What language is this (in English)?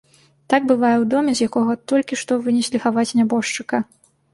Belarusian